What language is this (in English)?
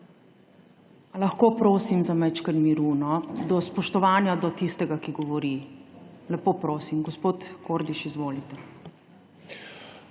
Slovenian